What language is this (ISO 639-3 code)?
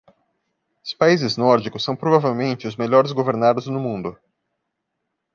por